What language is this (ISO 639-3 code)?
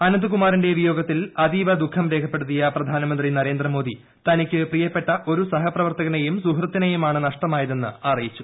mal